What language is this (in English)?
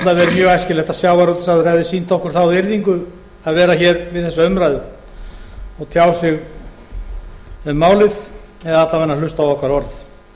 Icelandic